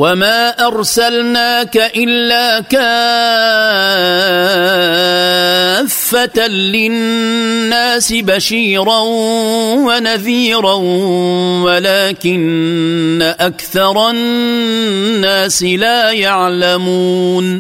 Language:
Arabic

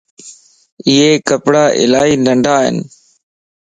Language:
Lasi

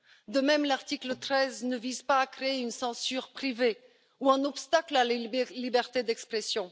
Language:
French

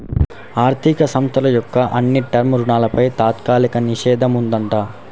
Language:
Telugu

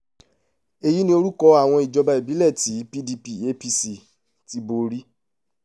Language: Yoruba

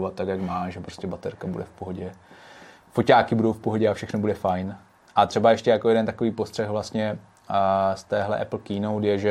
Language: Czech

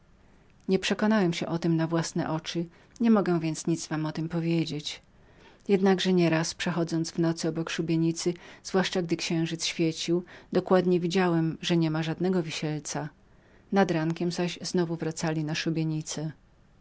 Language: Polish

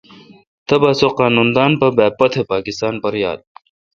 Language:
Kalkoti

